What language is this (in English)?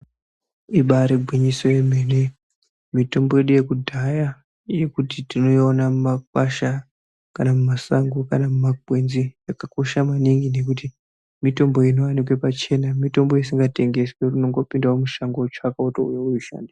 Ndau